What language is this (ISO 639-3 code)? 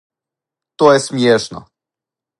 srp